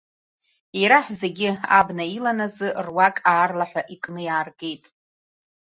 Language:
Abkhazian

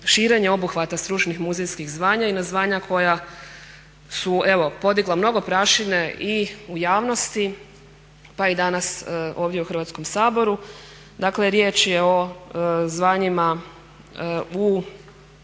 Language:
Croatian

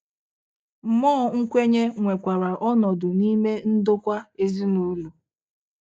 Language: Igbo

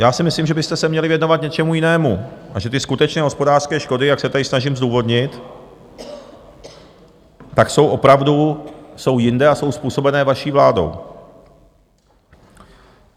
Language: Czech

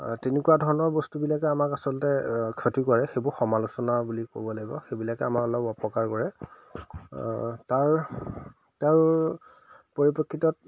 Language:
Assamese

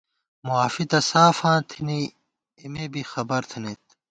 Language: Gawar-Bati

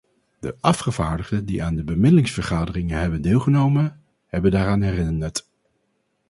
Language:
Dutch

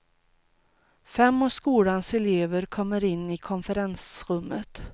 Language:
Swedish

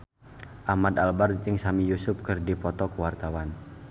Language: Sundanese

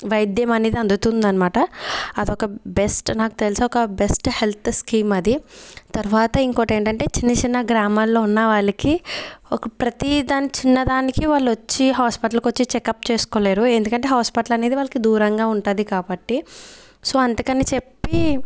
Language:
Telugu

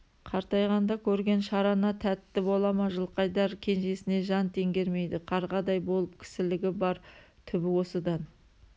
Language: Kazakh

